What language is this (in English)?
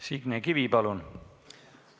Estonian